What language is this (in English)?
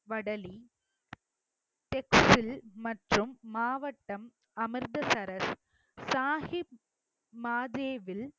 Tamil